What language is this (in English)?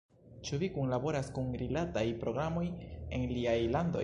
Esperanto